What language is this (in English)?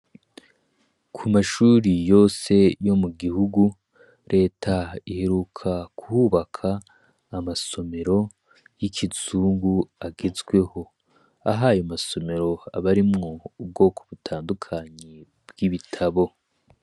Rundi